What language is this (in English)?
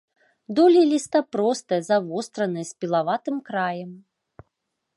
Belarusian